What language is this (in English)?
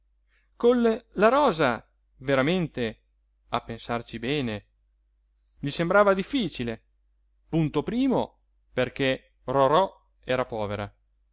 Italian